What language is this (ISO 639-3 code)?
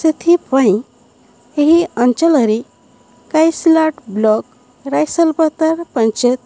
ori